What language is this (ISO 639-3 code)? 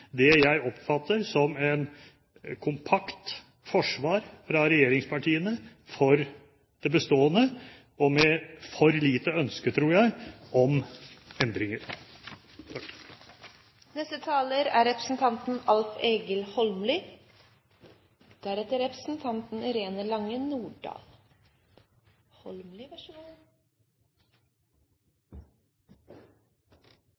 nor